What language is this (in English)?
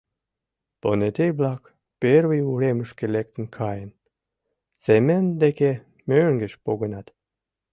Mari